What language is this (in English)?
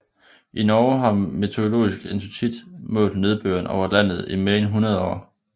Danish